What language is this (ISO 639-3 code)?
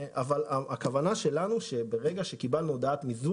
heb